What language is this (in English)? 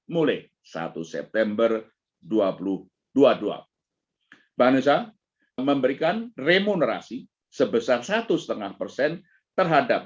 Indonesian